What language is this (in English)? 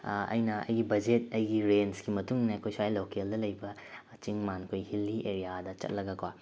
Manipuri